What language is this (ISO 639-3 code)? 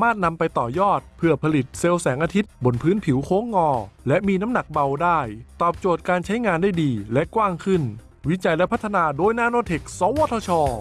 tha